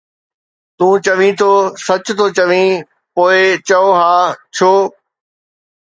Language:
Sindhi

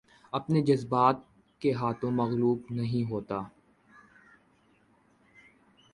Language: Urdu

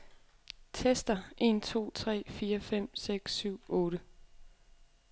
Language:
Danish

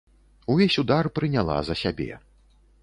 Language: Belarusian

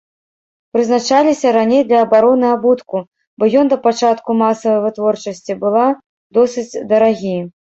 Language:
Belarusian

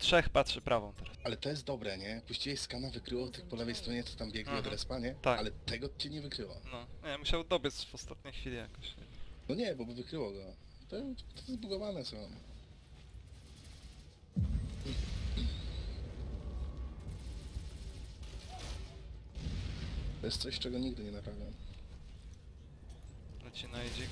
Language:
Polish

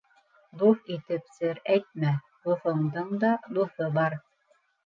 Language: Bashkir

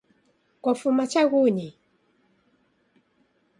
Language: Taita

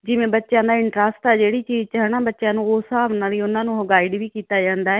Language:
Punjabi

